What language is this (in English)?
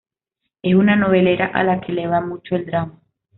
Spanish